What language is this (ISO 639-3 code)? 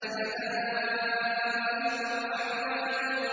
ara